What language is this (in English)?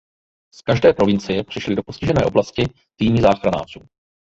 Czech